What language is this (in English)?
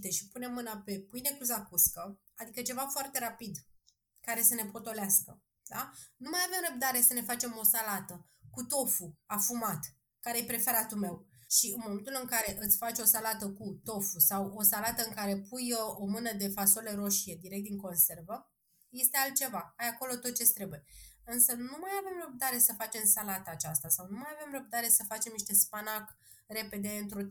Romanian